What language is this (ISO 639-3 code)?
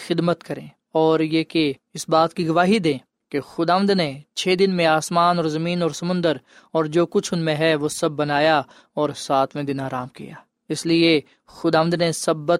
urd